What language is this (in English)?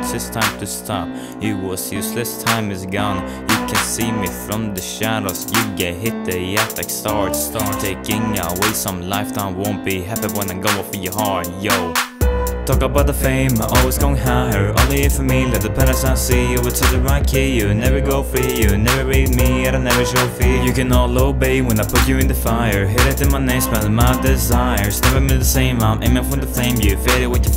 English